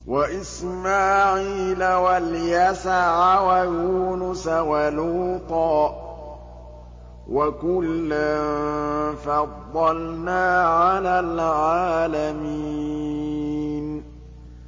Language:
Arabic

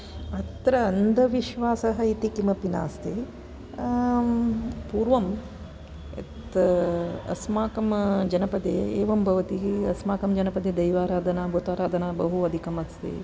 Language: Sanskrit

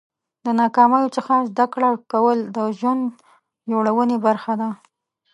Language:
Pashto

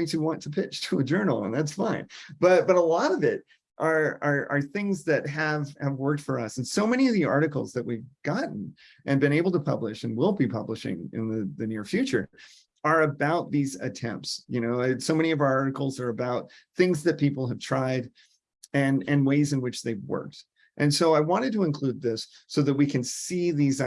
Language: English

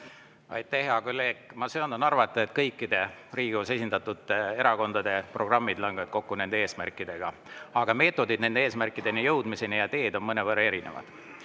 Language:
Estonian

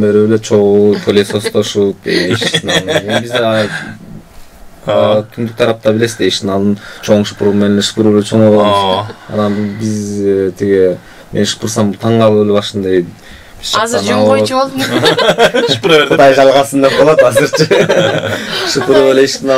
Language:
Turkish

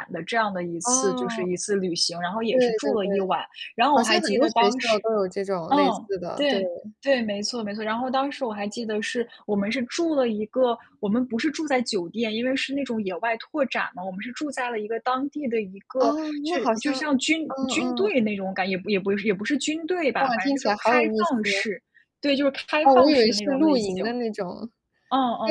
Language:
Chinese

